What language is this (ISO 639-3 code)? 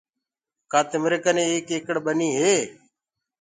ggg